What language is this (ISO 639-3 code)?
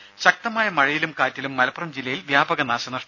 mal